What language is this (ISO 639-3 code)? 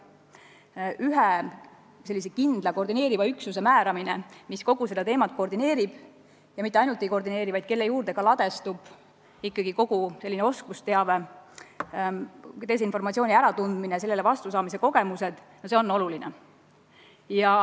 est